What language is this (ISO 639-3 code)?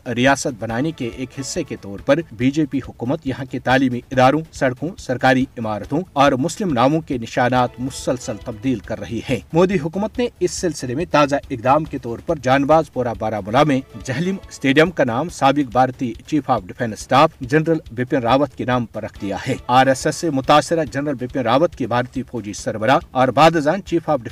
urd